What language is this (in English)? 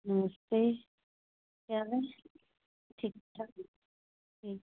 Dogri